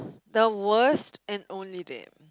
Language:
English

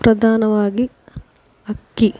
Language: Kannada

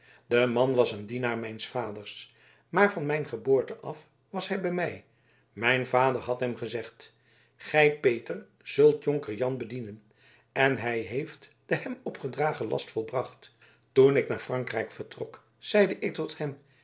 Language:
Dutch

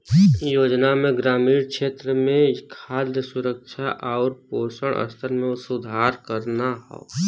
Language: Bhojpuri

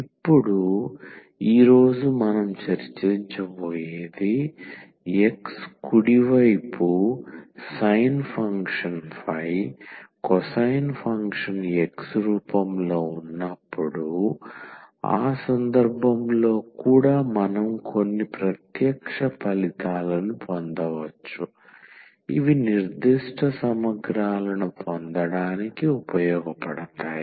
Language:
Telugu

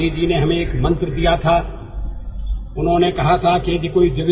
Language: Telugu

